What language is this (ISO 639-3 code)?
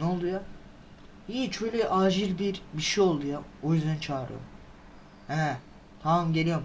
tur